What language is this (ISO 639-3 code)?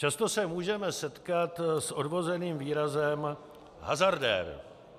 ces